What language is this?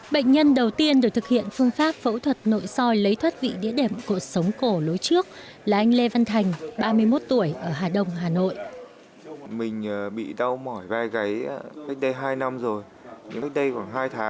Vietnamese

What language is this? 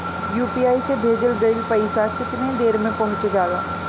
Bhojpuri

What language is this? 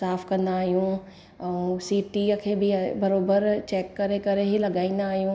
Sindhi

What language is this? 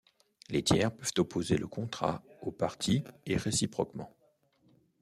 French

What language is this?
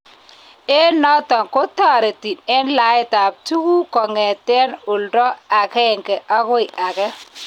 Kalenjin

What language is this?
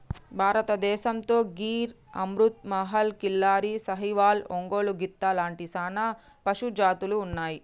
Telugu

